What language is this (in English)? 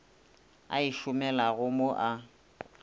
Northern Sotho